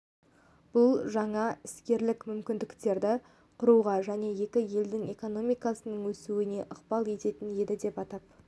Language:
Kazakh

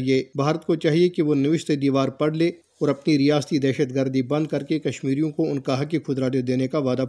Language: Urdu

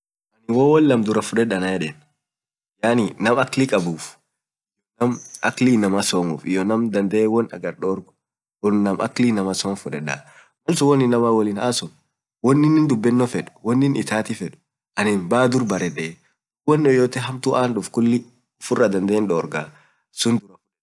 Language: Orma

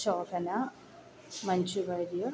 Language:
Malayalam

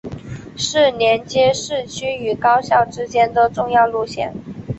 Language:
Chinese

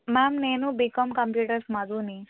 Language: Telugu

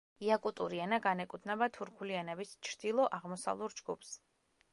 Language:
Georgian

